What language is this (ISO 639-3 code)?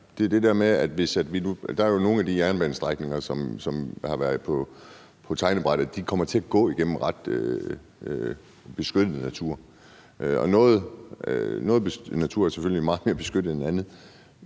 dan